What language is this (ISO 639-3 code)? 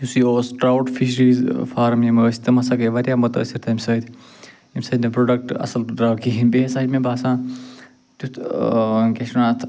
kas